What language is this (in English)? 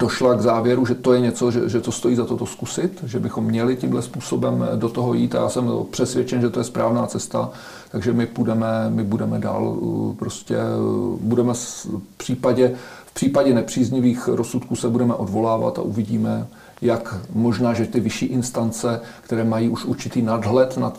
Czech